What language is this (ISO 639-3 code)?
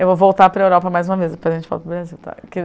por